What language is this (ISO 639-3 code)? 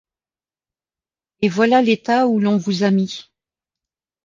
fra